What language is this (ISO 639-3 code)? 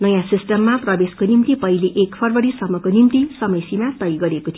nep